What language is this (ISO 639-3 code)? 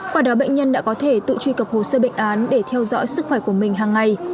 vie